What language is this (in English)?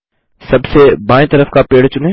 Hindi